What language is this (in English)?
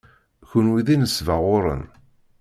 Kabyle